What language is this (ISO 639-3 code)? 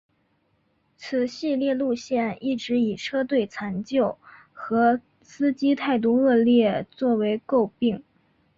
zho